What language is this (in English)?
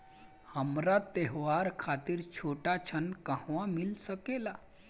Bhojpuri